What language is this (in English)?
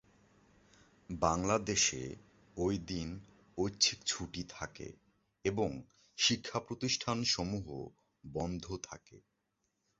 Bangla